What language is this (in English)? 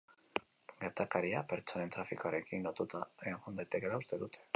Basque